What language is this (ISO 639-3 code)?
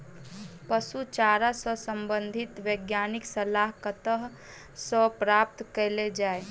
mai